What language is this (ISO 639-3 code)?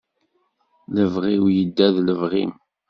kab